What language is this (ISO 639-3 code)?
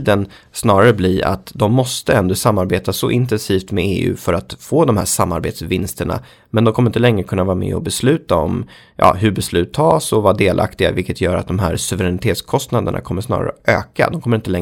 swe